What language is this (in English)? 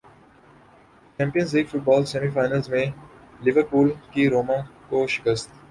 Urdu